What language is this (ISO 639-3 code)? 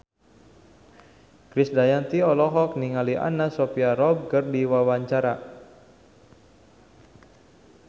sun